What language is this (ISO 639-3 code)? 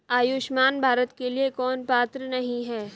hin